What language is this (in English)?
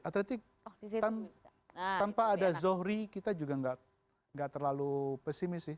Indonesian